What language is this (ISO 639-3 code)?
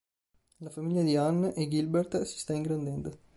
ita